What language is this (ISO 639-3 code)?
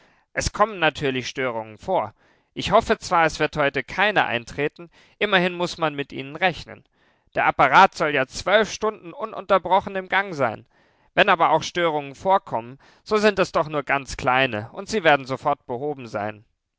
deu